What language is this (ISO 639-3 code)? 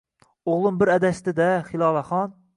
uzb